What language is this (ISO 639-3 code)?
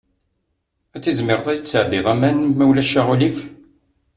kab